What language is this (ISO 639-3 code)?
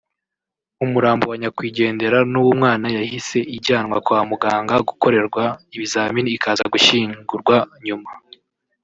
kin